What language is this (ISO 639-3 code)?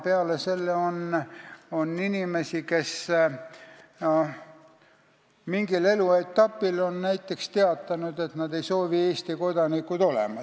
est